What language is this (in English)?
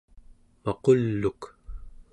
Central Yupik